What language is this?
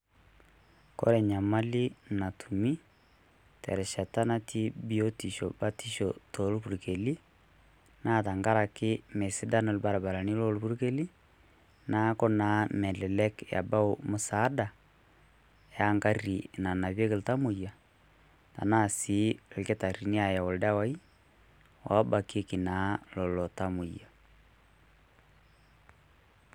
Masai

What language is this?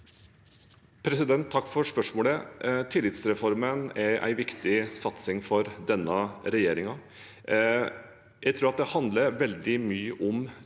Norwegian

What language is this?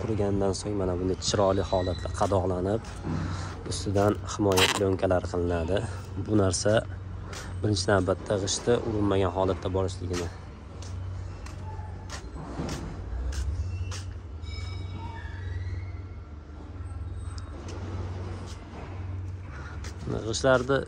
Turkish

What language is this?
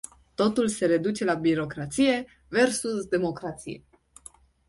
Romanian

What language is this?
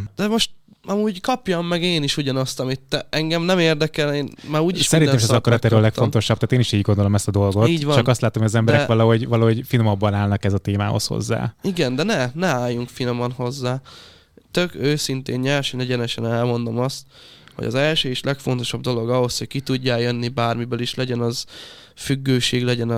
Hungarian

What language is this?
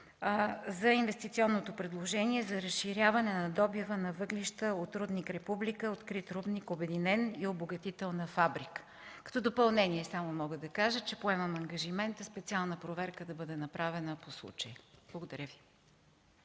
Bulgarian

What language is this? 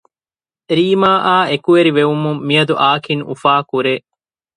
Divehi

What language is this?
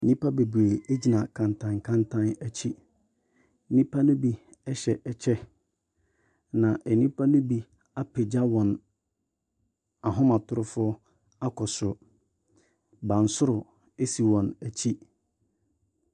Akan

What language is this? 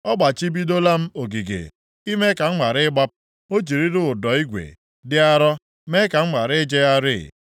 Igbo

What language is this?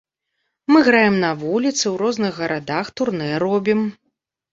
Belarusian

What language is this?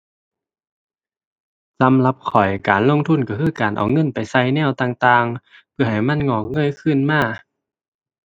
Thai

